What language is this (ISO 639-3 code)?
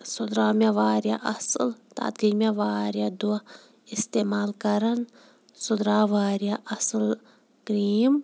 kas